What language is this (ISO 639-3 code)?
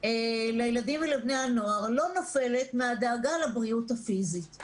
heb